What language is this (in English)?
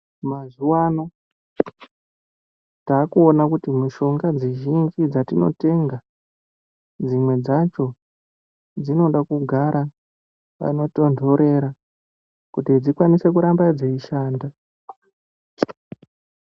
Ndau